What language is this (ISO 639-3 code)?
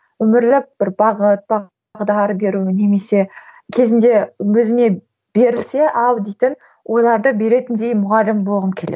kaz